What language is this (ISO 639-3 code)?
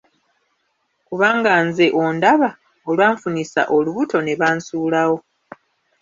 lug